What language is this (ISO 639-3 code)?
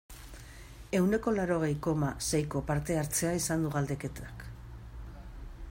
eus